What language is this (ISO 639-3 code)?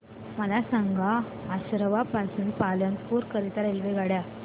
mar